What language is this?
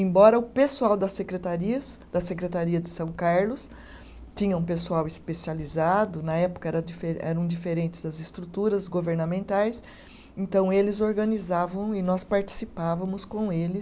Portuguese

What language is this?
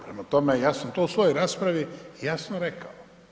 Croatian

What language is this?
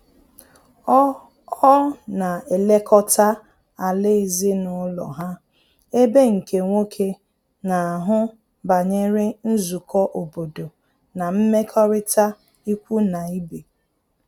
Igbo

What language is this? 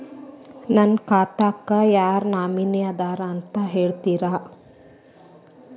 Kannada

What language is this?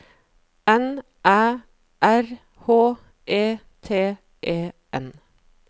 Norwegian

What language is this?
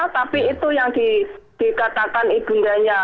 Indonesian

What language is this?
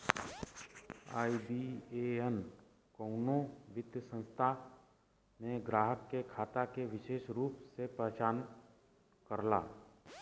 Bhojpuri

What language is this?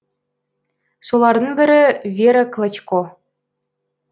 Kazakh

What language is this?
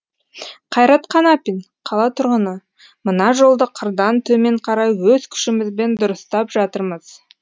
Kazakh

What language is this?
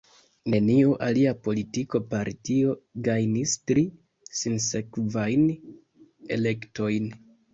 Esperanto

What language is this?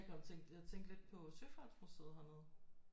Danish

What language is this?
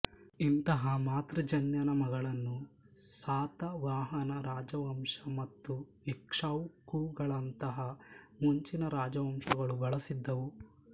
Kannada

